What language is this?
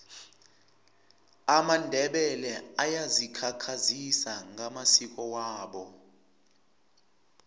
Tsonga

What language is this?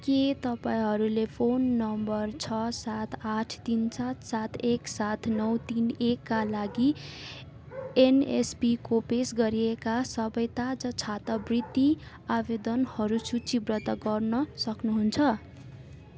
Nepali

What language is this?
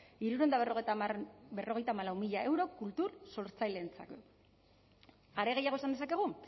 Basque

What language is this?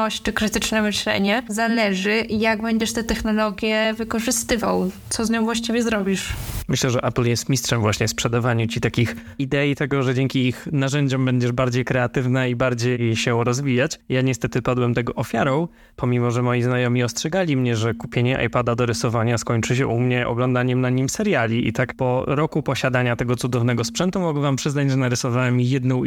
Polish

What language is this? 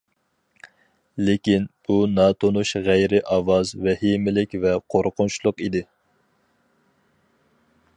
Uyghur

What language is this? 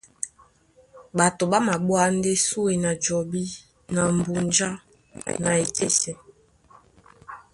Duala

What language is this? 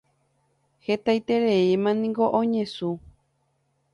Guarani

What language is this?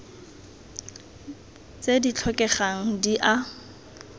Tswana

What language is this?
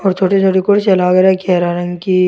Rajasthani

